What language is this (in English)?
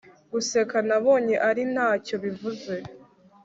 Kinyarwanda